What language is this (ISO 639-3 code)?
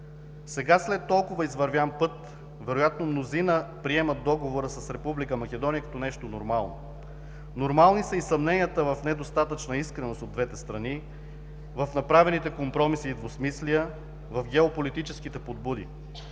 bul